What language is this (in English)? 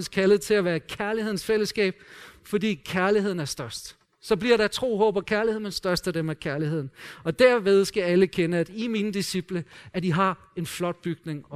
Danish